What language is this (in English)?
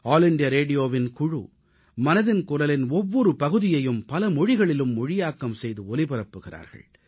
Tamil